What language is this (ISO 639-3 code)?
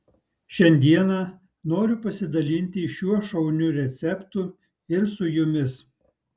lit